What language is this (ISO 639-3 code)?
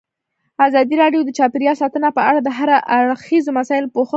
pus